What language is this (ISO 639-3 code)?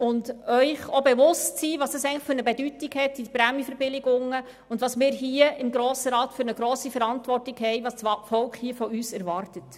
gsw